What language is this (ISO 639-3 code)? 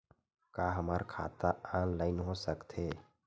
hne